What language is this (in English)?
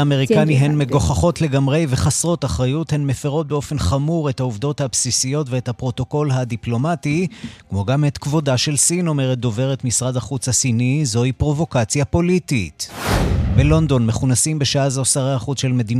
Hebrew